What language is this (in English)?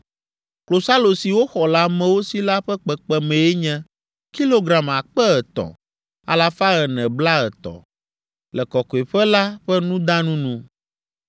Ewe